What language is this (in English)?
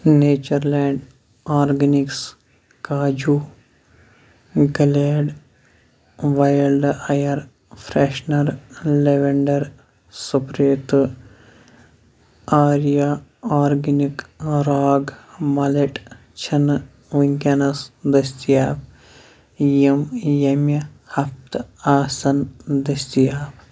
Kashmiri